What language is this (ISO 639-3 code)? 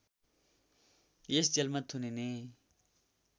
nep